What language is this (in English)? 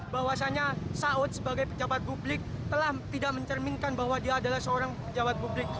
Indonesian